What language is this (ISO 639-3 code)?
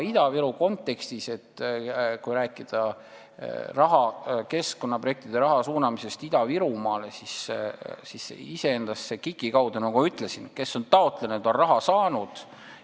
est